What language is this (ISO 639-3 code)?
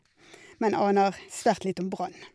nor